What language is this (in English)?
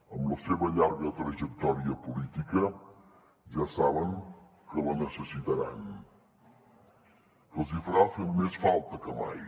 Catalan